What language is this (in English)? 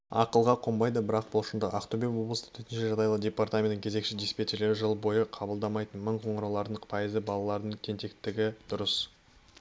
Kazakh